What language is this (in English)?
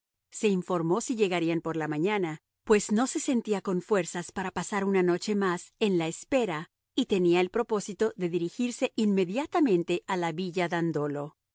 Spanish